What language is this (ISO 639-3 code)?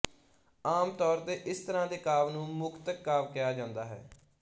pan